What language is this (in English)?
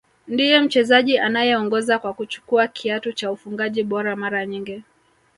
Swahili